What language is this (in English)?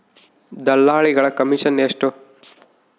Kannada